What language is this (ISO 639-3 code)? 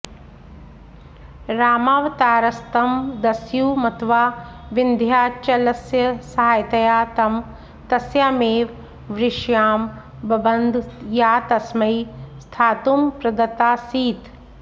san